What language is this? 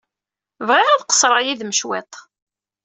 Kabyle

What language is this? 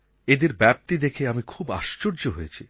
Bangla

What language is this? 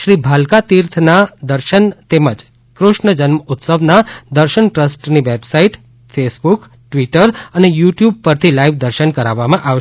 Gujarati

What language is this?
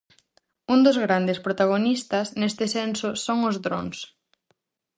Galician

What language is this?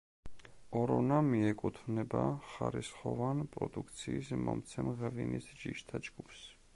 Georgian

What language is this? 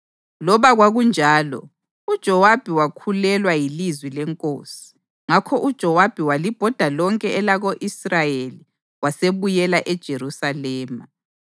North Ndebele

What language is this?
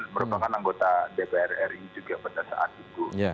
Indonesian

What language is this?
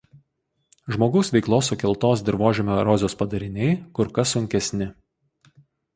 Lithuanian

